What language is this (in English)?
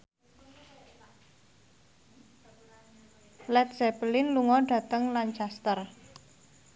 Javanese